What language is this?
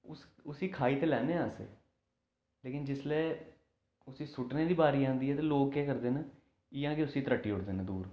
Dogri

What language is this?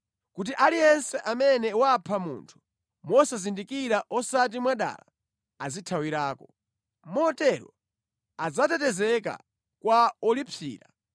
Nyanja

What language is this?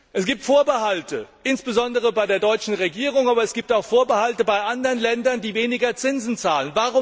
German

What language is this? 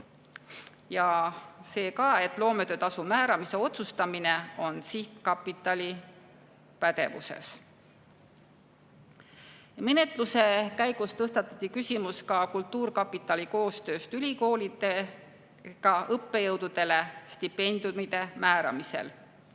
Estonian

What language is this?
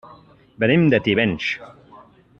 Catalan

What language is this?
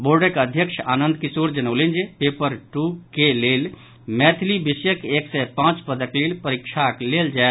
Maithili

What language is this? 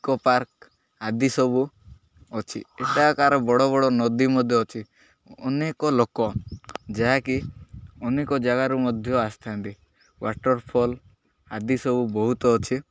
Odia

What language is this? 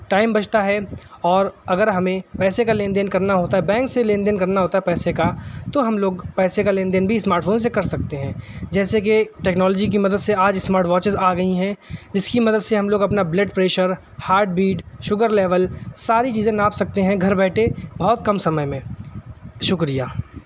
Urdu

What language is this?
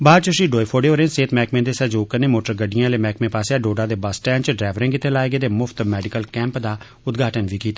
Dogri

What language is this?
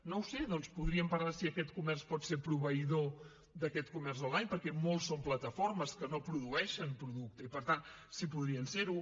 Catalan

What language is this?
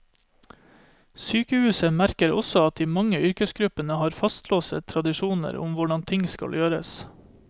Norwegian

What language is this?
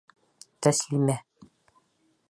Bashkir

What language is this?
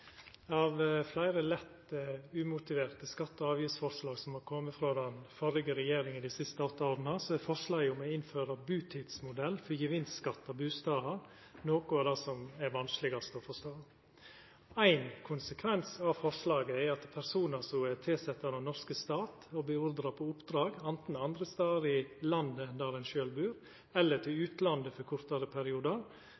Norwegian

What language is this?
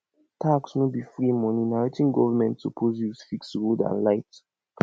Nigerian Pidgin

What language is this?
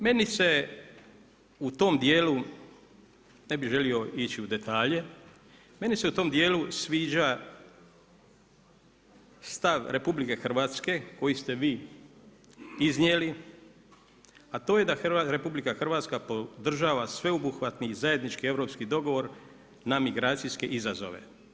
Croatian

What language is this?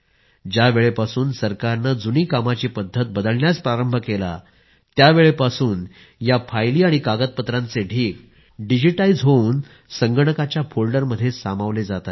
Marathi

